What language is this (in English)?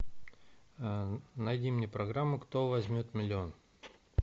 Russian